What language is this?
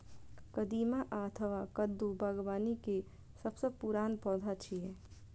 Maithili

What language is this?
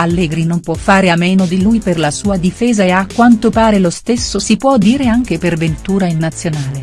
Italian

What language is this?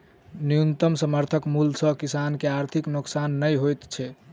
Maithili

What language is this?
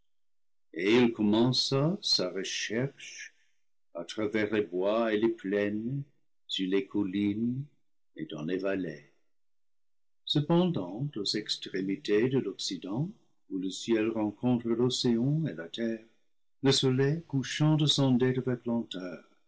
French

